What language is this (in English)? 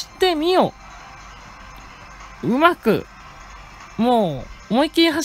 Japanese